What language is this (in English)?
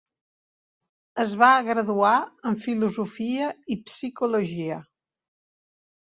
Catalan